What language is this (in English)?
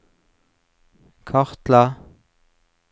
Norwegian